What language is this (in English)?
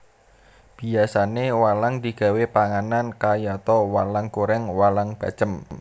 Javanese